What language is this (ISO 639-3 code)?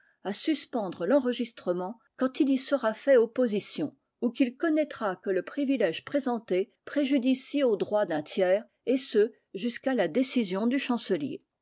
fra